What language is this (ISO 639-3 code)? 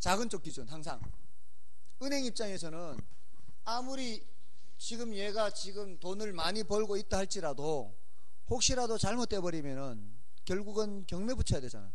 kor